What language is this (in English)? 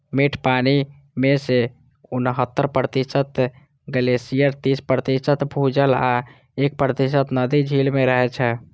Maithili